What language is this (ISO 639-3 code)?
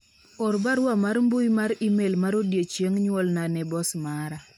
luo